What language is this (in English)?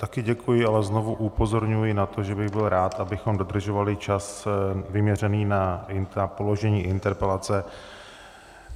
Czech